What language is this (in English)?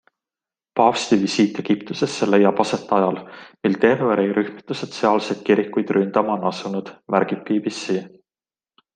Estonian